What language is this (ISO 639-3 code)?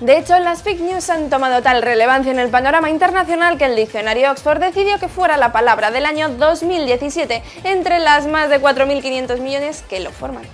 spa